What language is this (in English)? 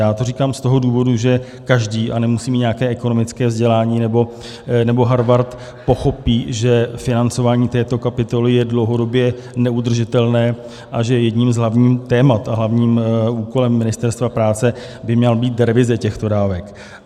Czech